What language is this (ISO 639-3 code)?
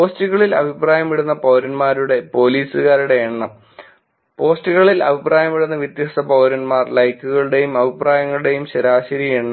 mal